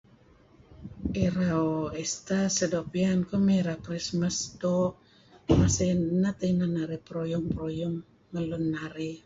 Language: Kelabit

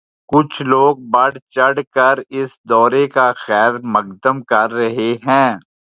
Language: Urdu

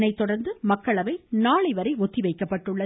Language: Tamil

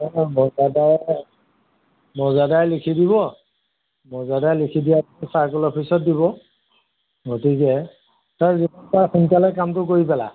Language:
Assamese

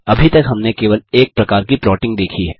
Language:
Hindi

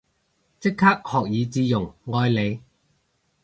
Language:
Cantonese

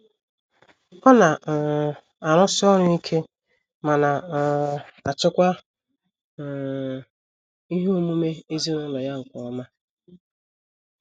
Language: Igbo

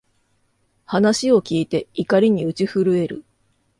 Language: Japanese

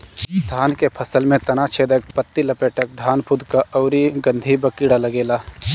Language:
Bhojpuri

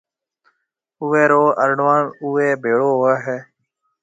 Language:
Marwari (Pakistan)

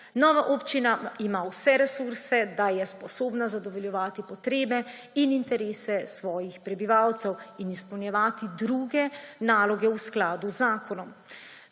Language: Slovenian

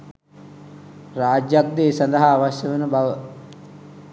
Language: Sinhala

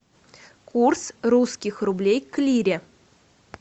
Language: Russian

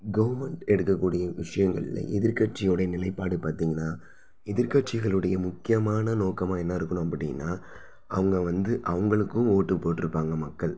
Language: Tamil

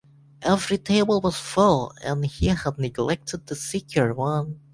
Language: English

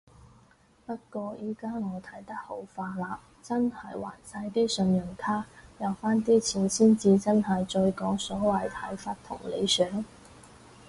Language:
Cantonese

